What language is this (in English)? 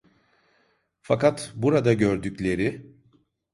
Turkish